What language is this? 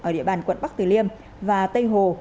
Vietnamese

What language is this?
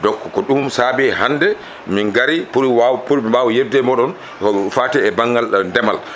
Fula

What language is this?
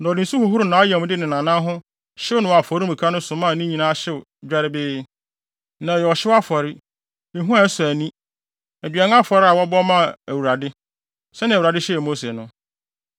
Akan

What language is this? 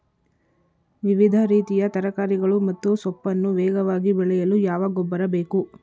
Kannada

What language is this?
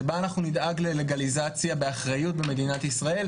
Hebrew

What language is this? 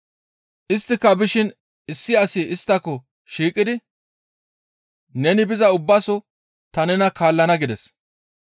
Gamo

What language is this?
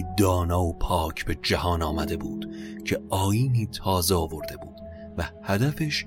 Persian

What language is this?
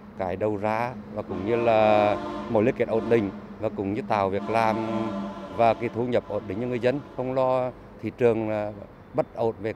Vietnamese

